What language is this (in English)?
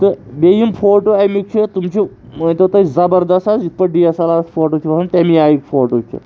Kashmiri